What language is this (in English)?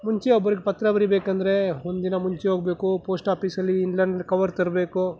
Kannada